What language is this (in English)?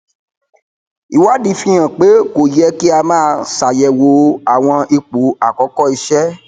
Yoruba